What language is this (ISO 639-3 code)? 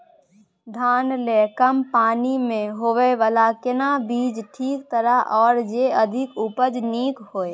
mai